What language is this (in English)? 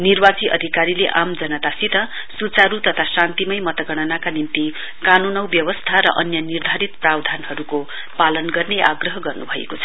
Nepali